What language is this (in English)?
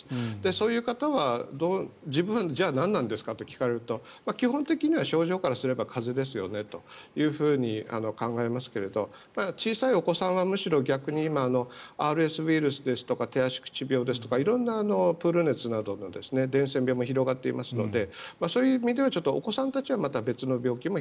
Japanese